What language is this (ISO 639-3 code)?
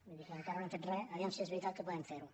cat